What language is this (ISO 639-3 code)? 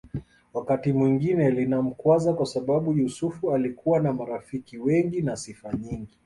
swa